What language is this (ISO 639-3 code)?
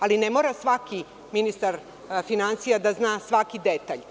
srp